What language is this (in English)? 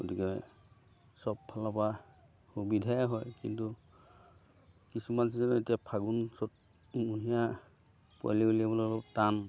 Assamese